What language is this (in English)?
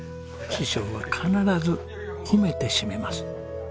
Japanese